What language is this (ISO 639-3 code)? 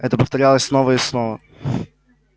rus